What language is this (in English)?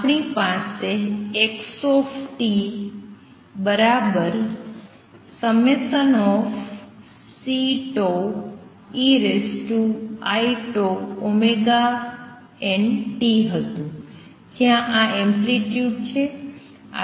Gujarati